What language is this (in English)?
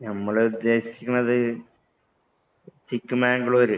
Malayalam